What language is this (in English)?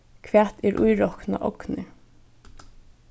Faroese